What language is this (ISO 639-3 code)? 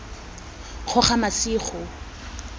tsn